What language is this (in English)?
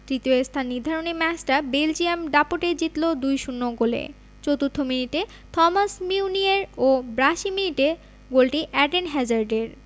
Bangla